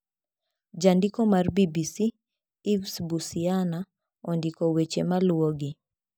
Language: Luo (Kenya and Tanzania)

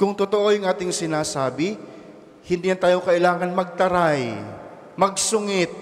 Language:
Filipino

